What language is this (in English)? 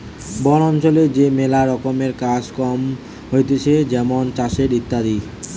Bangla